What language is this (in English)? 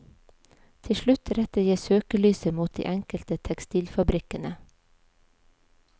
Norwegian